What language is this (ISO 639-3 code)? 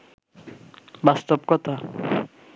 ben